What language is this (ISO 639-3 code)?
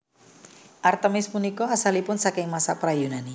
jav